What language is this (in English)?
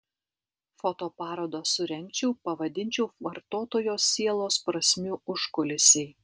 Lithuanian